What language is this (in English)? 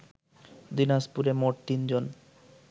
Bangla